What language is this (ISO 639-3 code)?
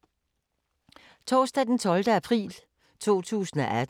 dan